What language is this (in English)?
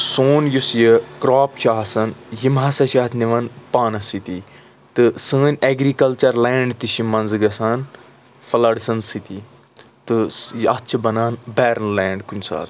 Kashmiri